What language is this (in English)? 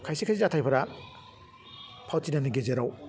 Bodo